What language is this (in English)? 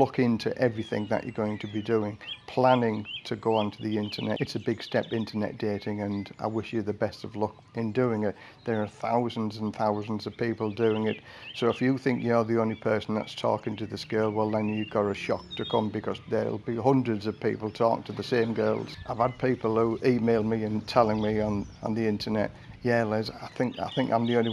English